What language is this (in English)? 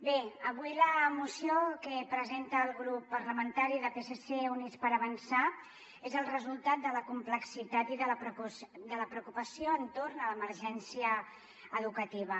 Catalan